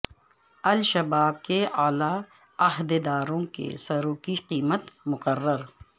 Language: Urdu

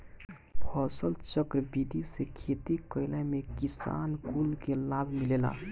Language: Bhojpuri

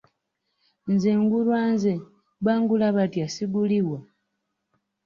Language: Ganda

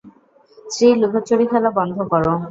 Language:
Bangla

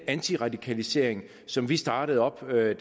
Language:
Danish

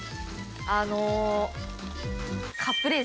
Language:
Japanese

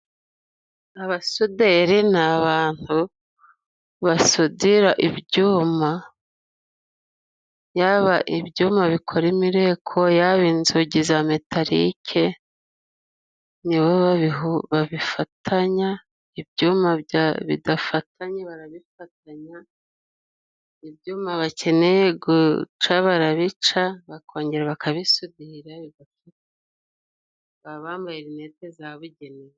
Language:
Kinyarwanda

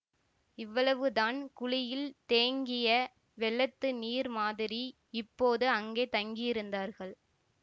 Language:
Tamil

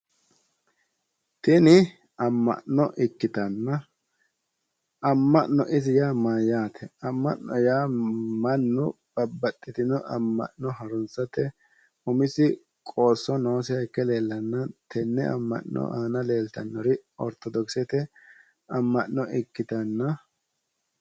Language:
Sidamo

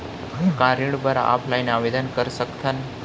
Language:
Chhattisgarhi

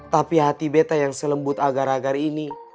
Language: Indonesian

